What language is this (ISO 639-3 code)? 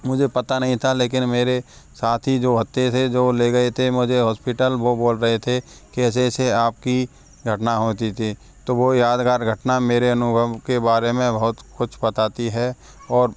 hin